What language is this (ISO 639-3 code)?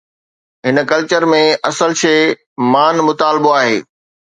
snd